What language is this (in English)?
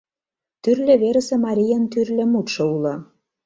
Mari